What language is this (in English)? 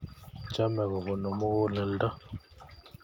Kalenjin